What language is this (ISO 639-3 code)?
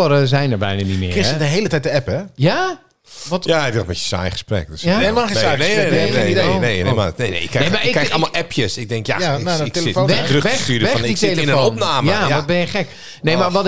nld